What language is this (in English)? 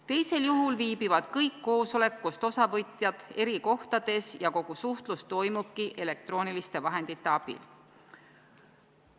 Estonian